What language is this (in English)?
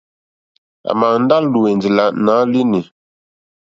Mokpwe